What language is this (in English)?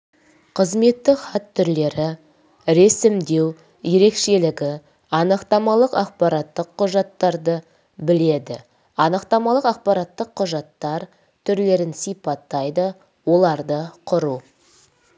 Kazakh